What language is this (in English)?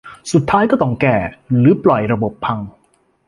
Thai